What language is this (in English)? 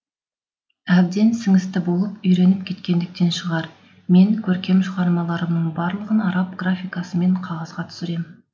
Kazakh